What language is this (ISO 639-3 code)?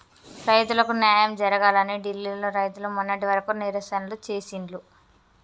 tel